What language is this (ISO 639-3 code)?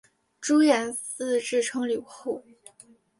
zho